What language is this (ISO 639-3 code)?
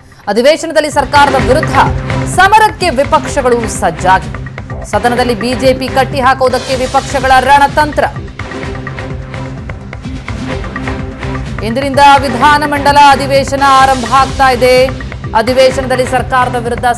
kor